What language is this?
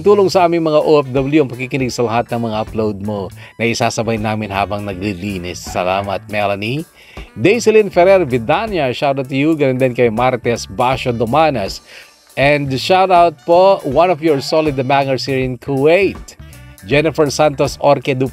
Filipino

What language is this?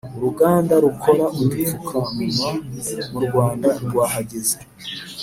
Kinyarwanda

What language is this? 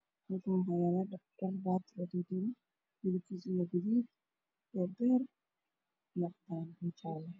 Somali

